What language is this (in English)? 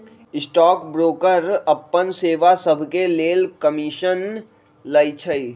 Magahi